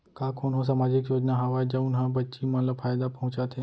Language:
Chhattisgarhi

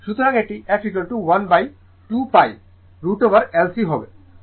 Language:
Bangla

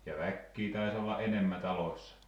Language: Finnish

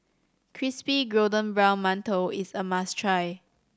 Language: English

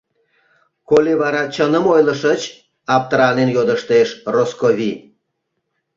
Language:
Mari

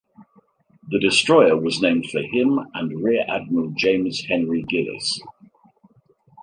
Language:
English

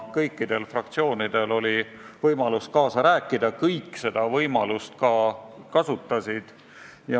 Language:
Estonian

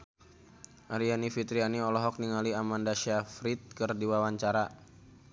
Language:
Sundanese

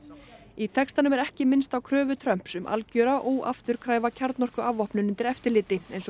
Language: Icelandic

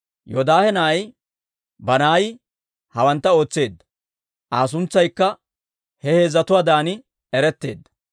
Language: Dawro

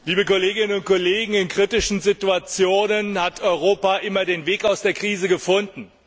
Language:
German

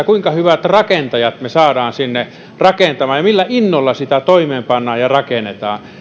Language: Finnish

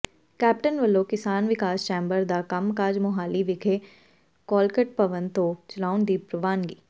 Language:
Punjabi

